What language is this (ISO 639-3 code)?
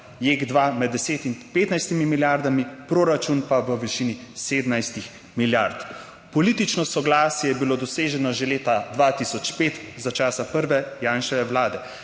slv